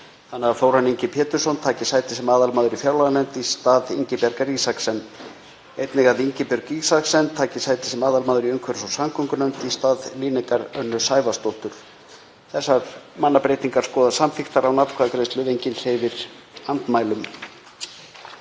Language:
Icelandic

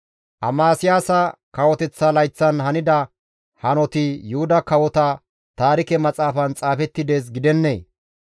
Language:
Gamo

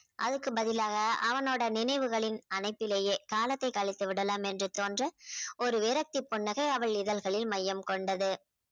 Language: Tamil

